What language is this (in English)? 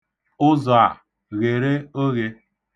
Igbo